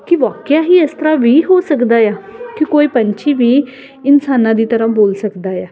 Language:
Punjabi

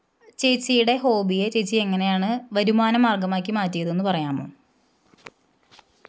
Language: Malayalam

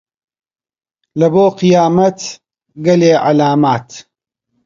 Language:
Central Kurdish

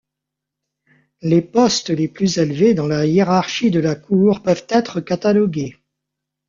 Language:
French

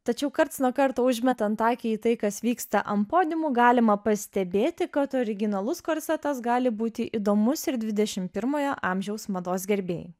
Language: Lithuanian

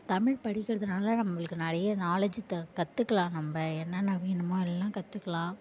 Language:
Tamil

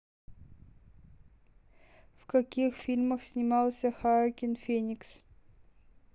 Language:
Russian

